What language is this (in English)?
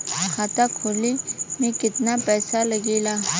Bhojpuri